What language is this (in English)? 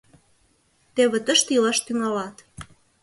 Mari